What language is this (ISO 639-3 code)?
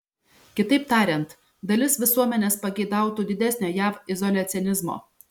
lit